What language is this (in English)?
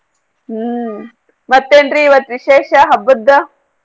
Kannada